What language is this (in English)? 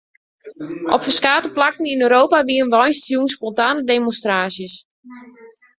Western Frisian